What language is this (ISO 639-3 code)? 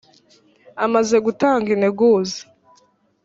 kin